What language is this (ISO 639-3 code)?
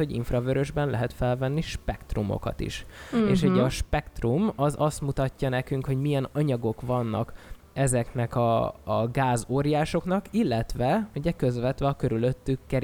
hun